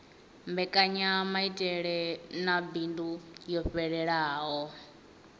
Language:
Venda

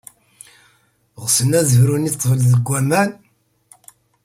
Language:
Kabyle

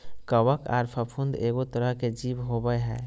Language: Magahi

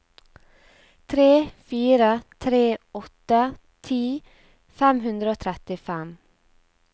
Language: Norwegian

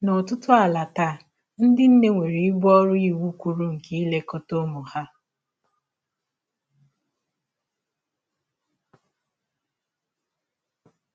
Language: Igbo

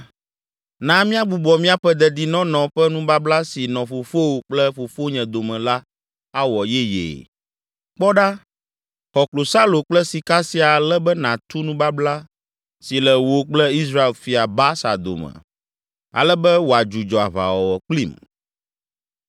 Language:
Ewe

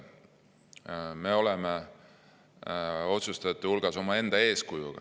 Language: Estonian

